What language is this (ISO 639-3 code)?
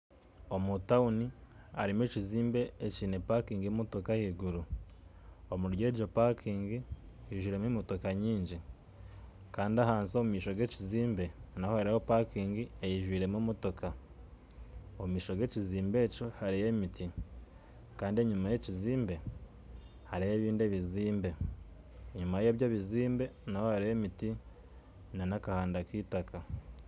nyn